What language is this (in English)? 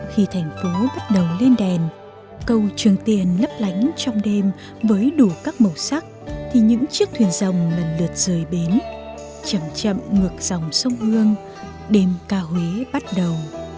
Vietnamese